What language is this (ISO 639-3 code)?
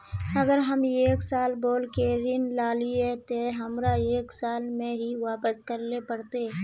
mag